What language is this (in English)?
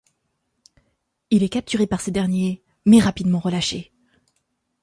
French